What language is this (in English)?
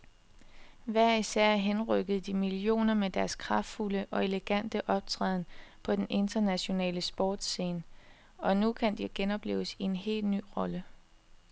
Danish